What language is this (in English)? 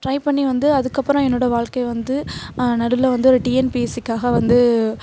Tamil